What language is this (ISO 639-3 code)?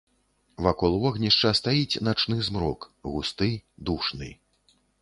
bel